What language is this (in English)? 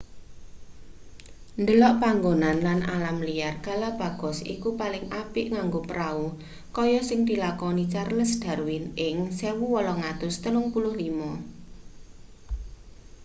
Javanese